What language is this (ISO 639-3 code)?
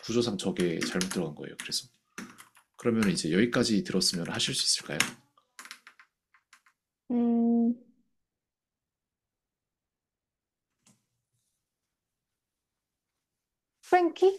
kor